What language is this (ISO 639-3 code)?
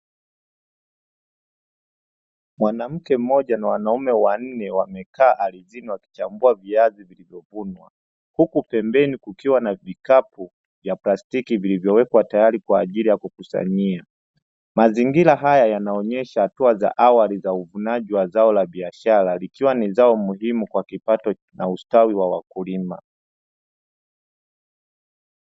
swa